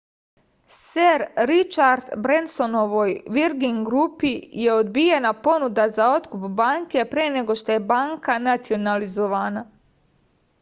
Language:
Serbian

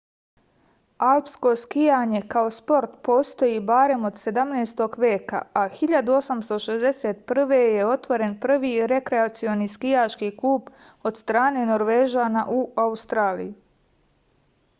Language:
Serbian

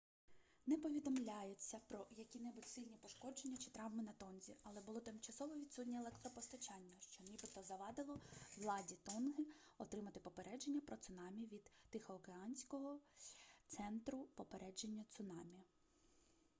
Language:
Ukrainian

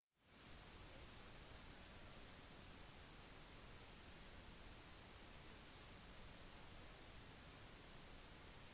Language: Norwegian Bokmål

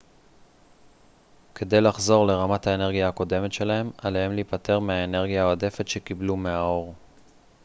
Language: Hebrew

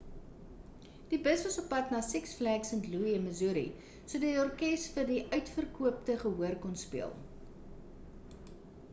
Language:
Afrikaans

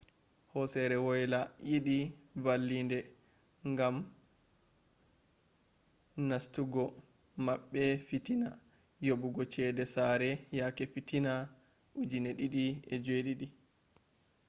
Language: Fula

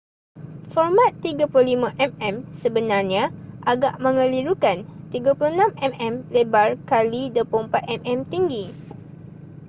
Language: Malay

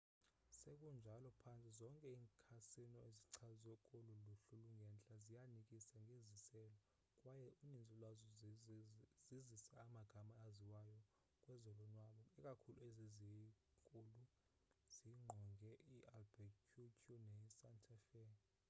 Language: Xhosa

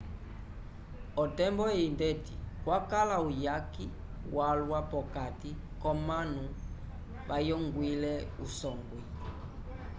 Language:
Umbundu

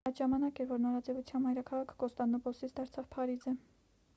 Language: Armenian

